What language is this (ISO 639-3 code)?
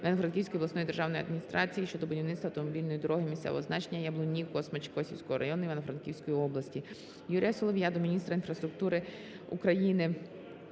ukr